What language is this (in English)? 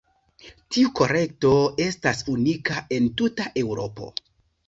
Esperanto